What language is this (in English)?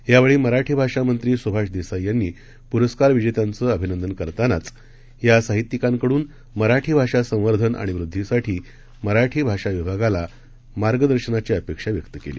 Marathi